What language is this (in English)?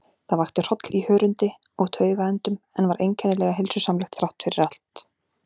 Icelandic